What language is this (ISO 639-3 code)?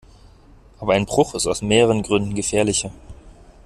deu